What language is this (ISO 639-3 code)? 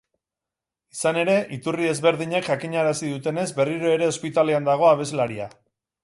eus